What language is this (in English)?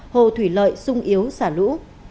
Vietnamese